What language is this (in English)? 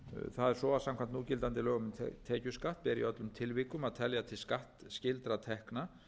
Icelandic